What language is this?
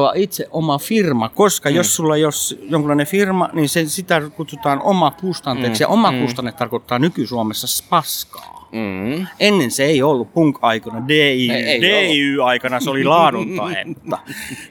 Finnish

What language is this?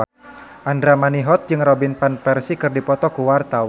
Sundanese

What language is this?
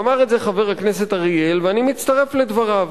Hebrew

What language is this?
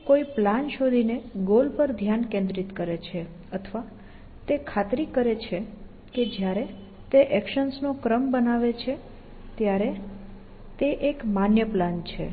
Gujarati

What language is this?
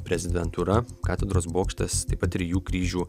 Lithuanian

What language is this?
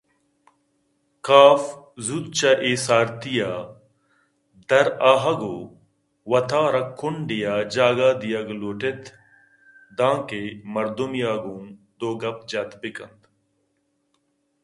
Eastern Balochi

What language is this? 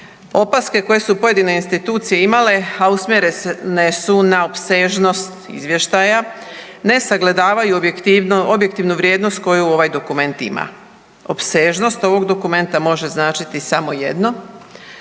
Croatian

